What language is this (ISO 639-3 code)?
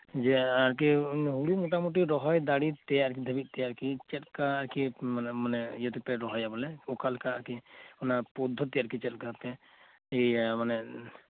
sat